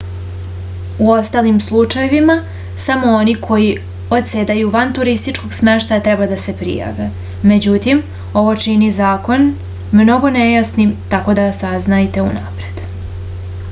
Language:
Serbian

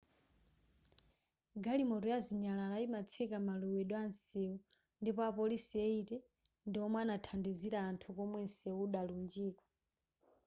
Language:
Nyanja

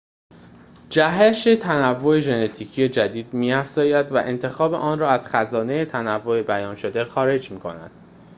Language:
Persian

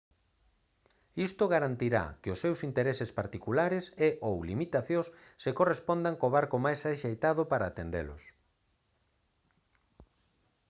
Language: Galician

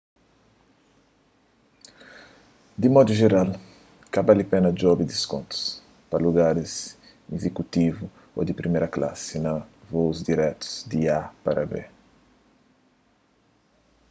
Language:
Kabuverdianu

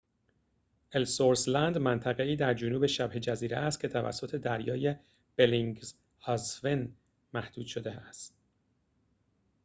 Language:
Persian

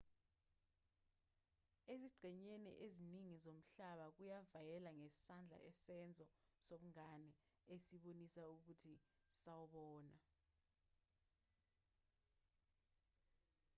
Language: Zulu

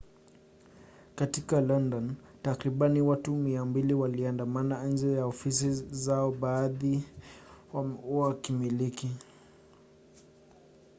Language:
Swahili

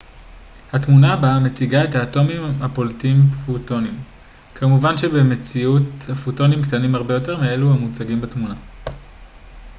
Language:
Hebrew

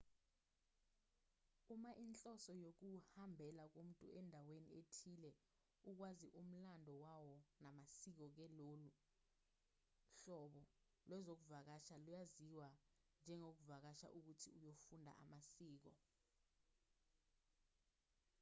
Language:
Zulu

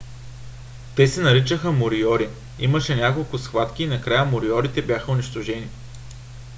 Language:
Bulgarian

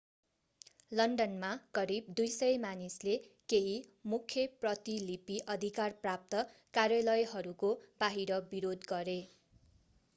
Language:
Nepali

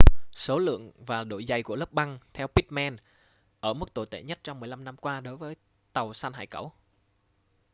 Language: Vietnamese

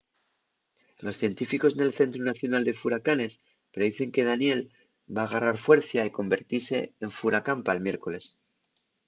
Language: Asturian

